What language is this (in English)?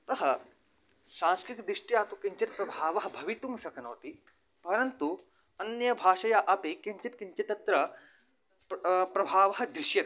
Sanskrit